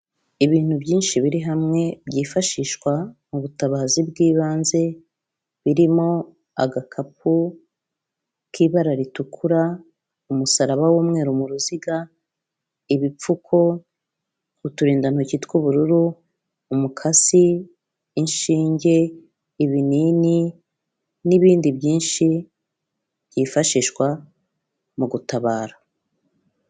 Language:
Kinyarwanda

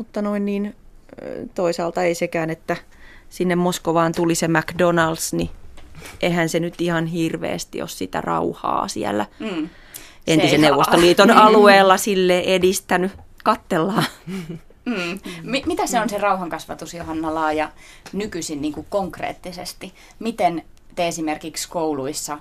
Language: Finnish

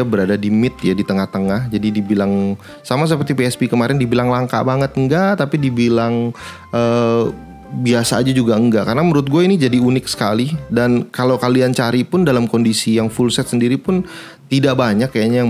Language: Indonesian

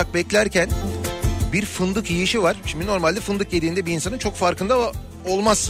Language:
Turkish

